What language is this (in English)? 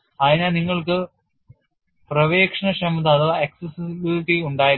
Malayalam